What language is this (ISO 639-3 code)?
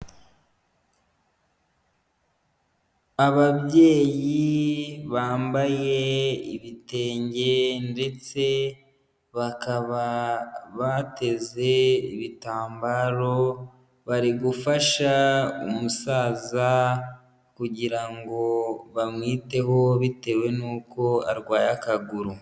kin